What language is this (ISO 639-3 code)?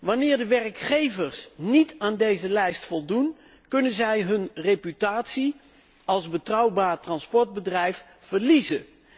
nld